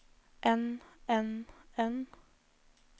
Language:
Norwegian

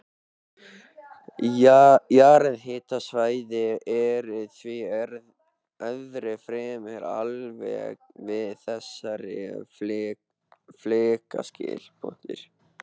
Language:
Icelandic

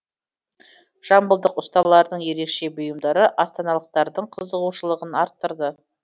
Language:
Kazakh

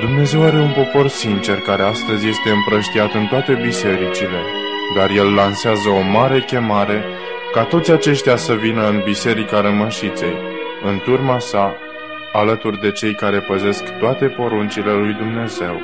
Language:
Romanian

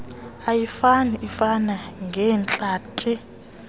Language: Xhosa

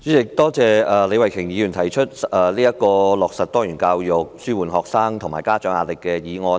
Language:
Cantonese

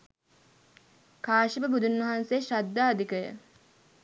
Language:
Sinhala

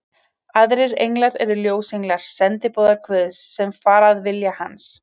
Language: Icelandic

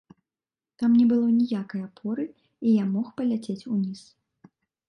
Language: Belarusian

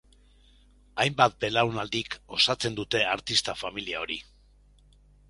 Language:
Basque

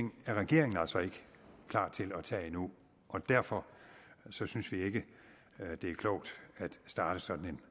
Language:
Danish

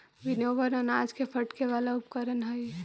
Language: Magahi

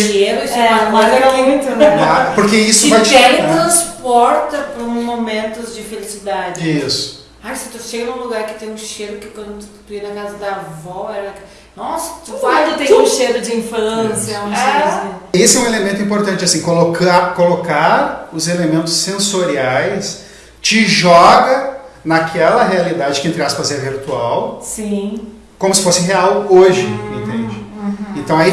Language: Portuguese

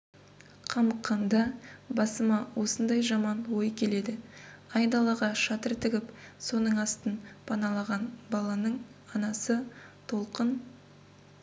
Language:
Kazakh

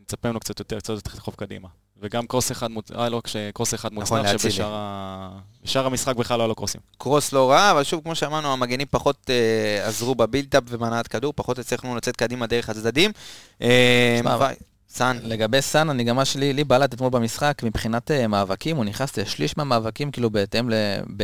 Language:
Hebrew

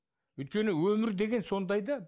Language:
Kazakh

